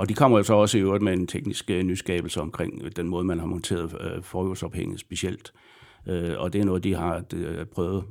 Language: Danish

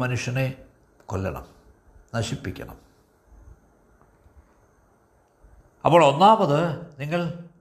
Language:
Malayalam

